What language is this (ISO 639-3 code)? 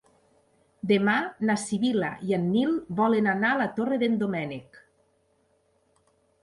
cat